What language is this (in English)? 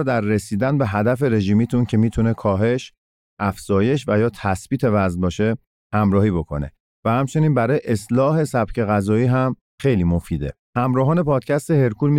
Persian